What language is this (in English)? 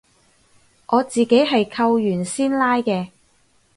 Cantonese